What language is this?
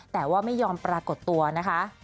Thai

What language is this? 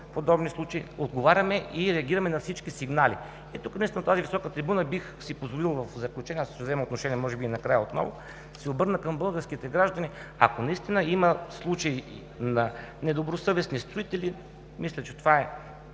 Bulgarian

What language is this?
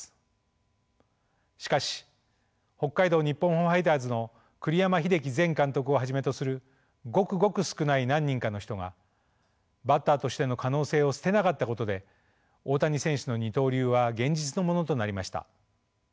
Japanese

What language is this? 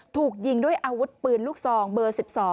Thai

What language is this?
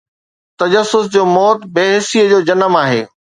Sindhi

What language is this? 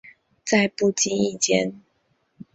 Chinese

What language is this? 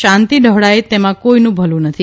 Gujarati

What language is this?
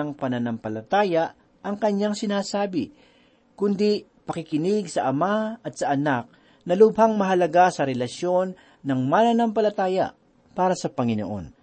Filipino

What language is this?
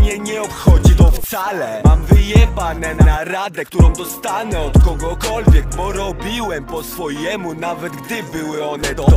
Polish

